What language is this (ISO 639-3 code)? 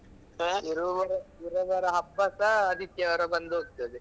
kan